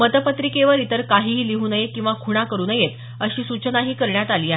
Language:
Marathi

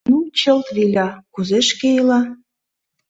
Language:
Mari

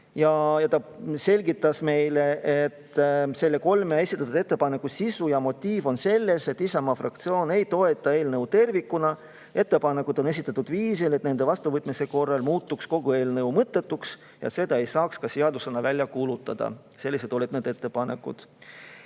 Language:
Estonian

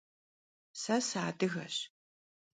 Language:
Kabardian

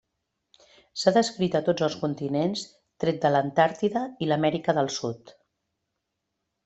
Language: Catalan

